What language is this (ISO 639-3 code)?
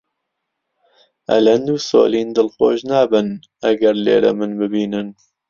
ckb